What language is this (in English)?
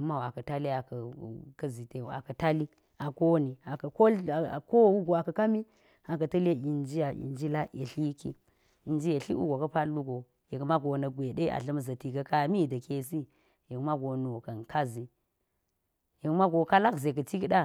Geji